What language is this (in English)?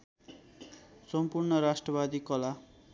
Nepali